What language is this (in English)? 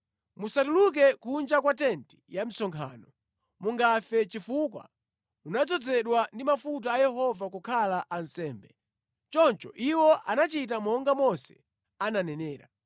Nyanja